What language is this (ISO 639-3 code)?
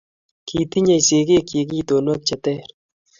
kln